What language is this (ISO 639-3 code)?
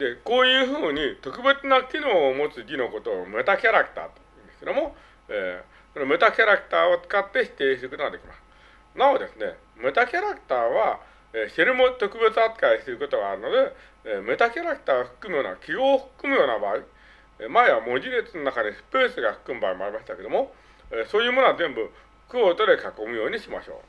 jpn